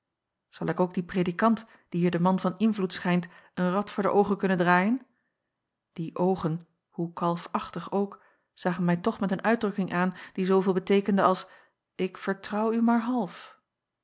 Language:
Dutch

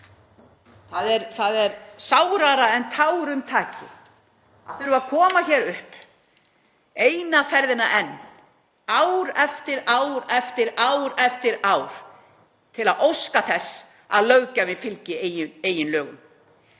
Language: Icelandic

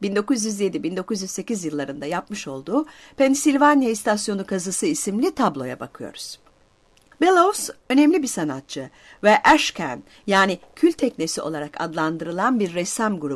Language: Turkish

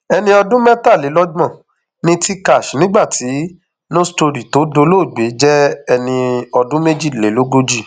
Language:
Yoruba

